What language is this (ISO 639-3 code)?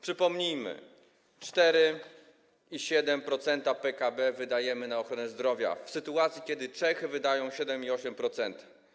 pol